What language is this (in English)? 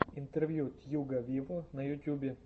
Russian